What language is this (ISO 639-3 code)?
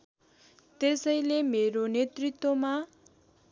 nep